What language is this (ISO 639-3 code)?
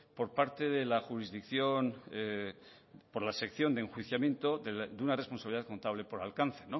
spa